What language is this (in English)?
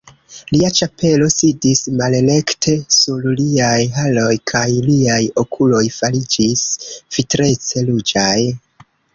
Esperanto